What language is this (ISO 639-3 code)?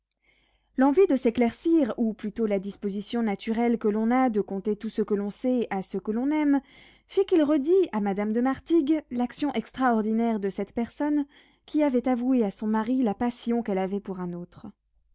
fra